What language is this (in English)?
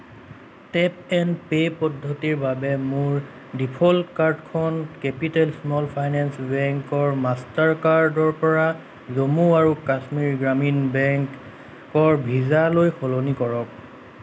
Assamese